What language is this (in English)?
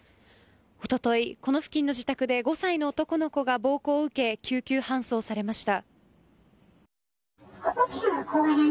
Japanese